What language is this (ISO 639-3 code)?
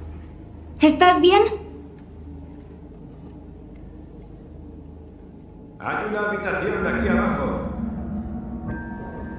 spa